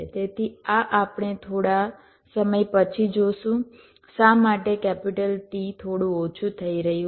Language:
Gujarati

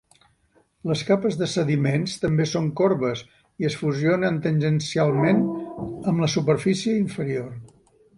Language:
Catalan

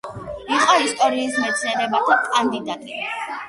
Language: Georgian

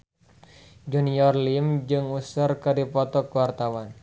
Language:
Sundanese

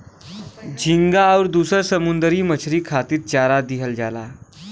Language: Bhojpuri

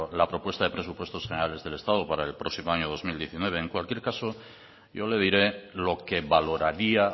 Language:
Spanish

